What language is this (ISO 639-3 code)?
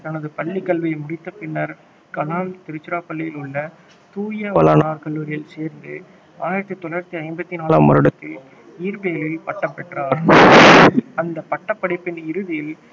tam